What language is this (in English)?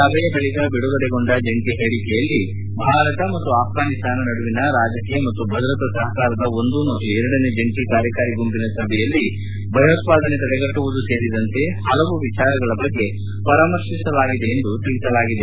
Kannada